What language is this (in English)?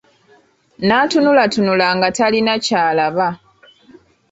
Ganda